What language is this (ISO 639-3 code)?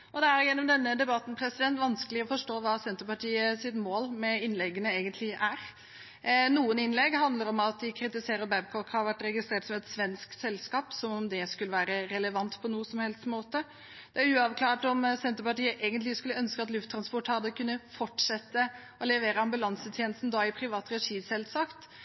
nob